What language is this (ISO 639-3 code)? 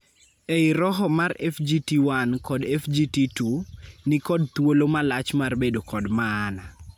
luo